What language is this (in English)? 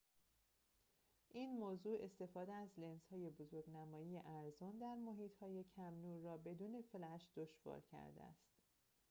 Persian